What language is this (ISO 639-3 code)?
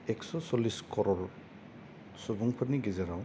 brx